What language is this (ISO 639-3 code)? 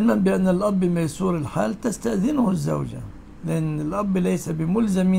ara